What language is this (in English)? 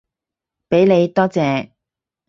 Cantonese